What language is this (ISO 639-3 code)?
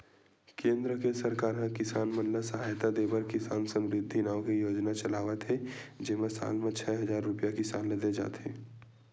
hne